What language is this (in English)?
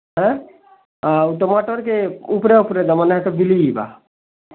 Odia